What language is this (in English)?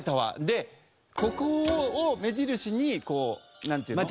Japanese